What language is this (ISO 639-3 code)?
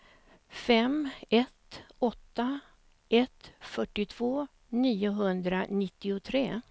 swe